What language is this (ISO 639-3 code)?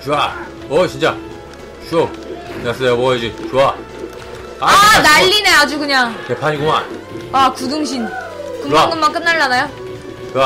kor